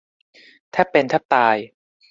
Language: Thai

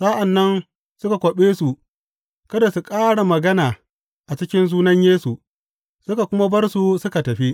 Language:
Hausa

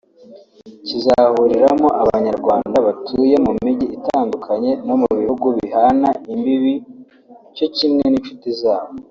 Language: Kinyarwanda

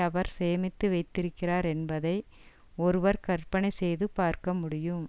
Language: Tamil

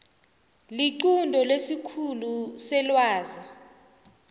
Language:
South Ndebele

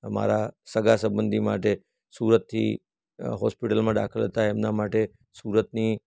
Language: Gujarati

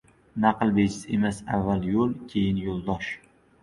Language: Uzbek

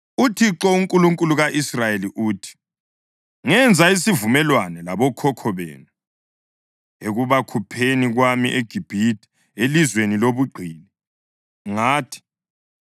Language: North Ndebele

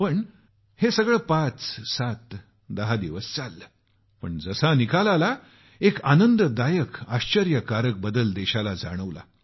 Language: Marathi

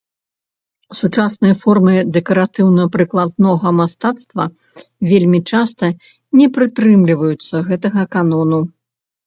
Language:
Belarusian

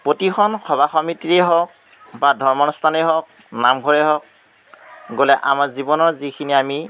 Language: Assamese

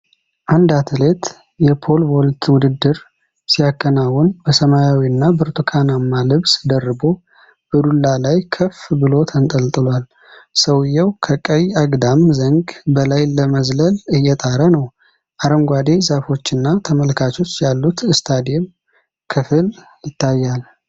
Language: Amharic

